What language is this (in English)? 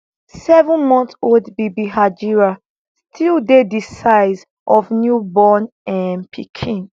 Nigerian Pidgin